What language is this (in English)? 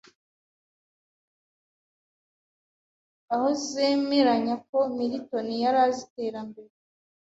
Kinyarwanda